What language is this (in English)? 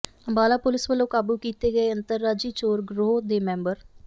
Punjabi